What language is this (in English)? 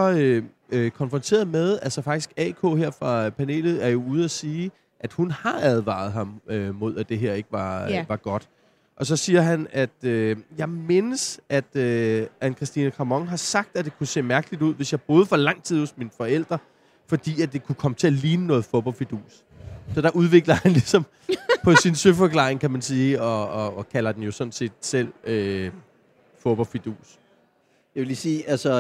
Danish